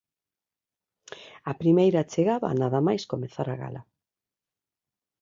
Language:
Galician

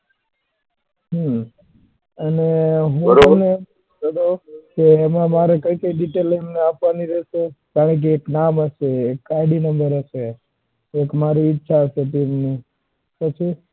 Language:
Gujarati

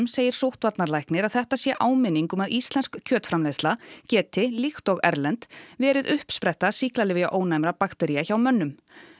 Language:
Icelandic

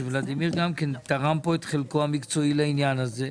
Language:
Hebrew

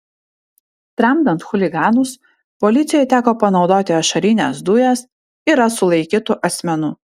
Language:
Lithuanian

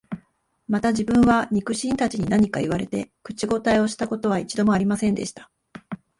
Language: Japanese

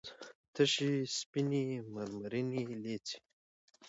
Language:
Pashto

